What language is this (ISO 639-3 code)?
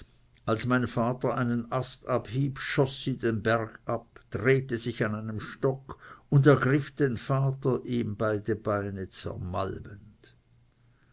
deu